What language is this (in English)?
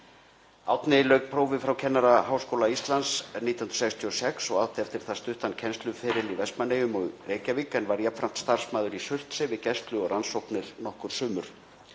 Icelandic